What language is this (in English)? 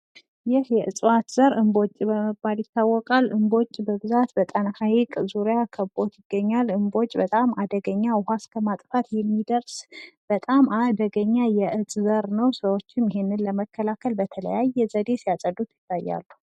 Amharic